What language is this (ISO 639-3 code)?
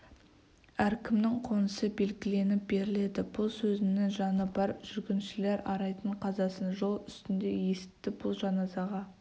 kaz